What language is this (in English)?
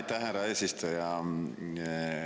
Estonian